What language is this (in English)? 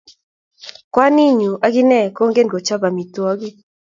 Kalenjin